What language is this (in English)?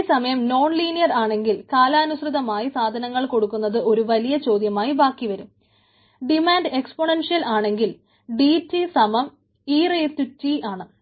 Malayalam